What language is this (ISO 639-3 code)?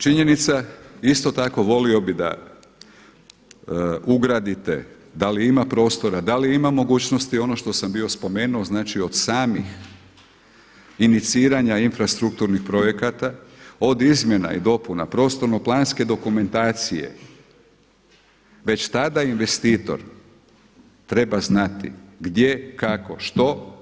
hrv